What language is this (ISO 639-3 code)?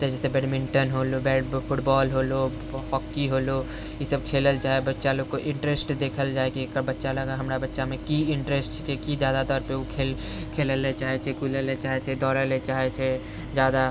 mai